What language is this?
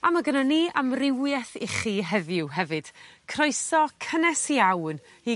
Welsh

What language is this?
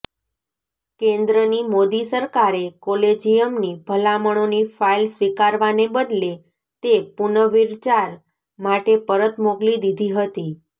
Gujarati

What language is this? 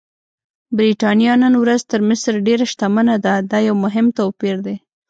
Pashto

